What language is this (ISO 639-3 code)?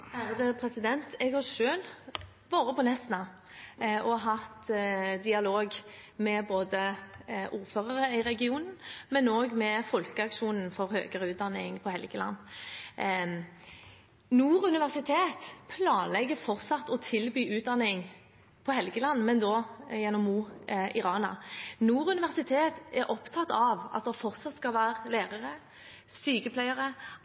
nob